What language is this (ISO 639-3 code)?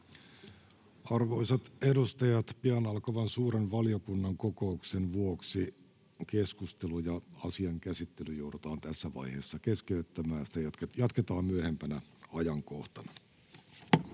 fin